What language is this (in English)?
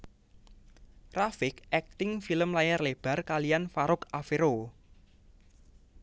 Javanese